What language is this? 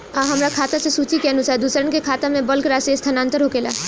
Bhojpuri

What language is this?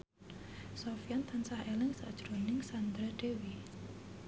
Javanese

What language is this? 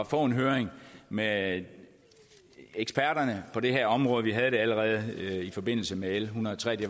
Danish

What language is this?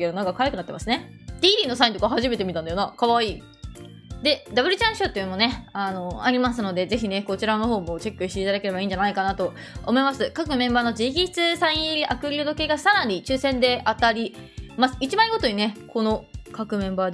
Japanese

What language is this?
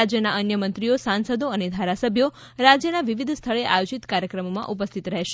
Gujarati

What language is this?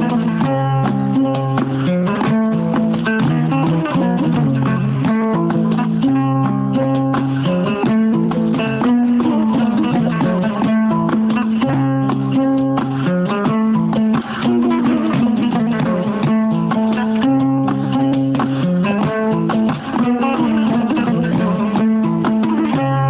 Fula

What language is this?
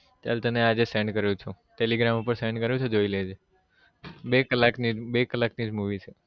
Gujarati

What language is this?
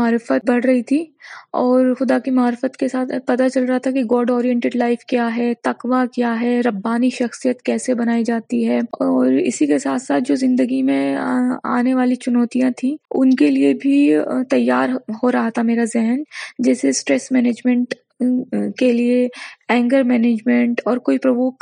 Urdu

